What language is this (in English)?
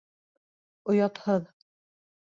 Bashkir